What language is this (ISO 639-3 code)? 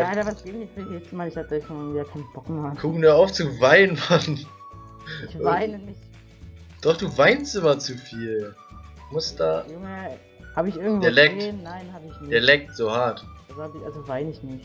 deu